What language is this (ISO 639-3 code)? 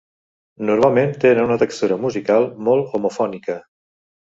cat